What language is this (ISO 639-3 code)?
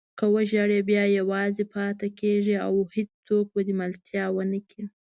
pus